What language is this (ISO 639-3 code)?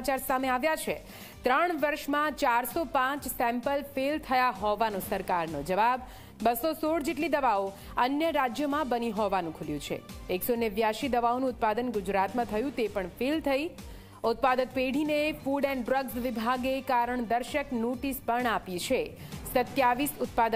guj